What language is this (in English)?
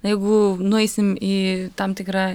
Lithuanian